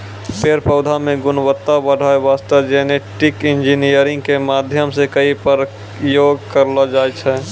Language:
Maithili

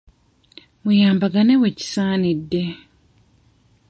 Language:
Ganda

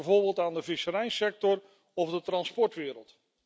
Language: Dutch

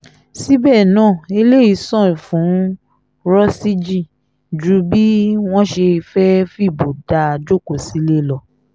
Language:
Yoruba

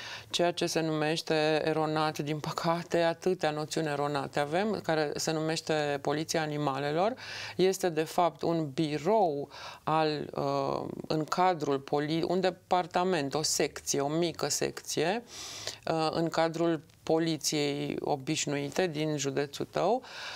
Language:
Romanian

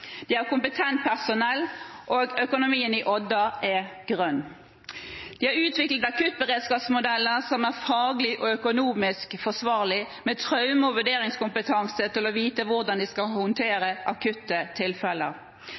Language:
Norwegian Bokmål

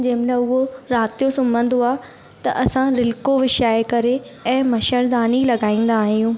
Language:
Sindhi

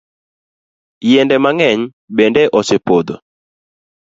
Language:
Luo (Kenya and Tanzania)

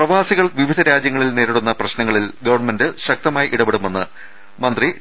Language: Malayalam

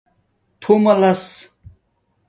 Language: Domaaki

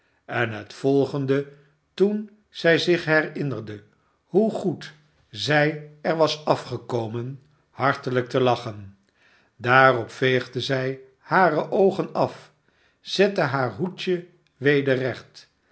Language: Dutch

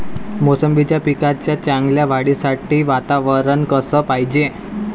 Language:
Marathi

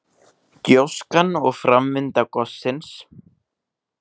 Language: Icelandic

